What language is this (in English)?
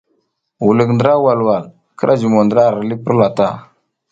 South Giziga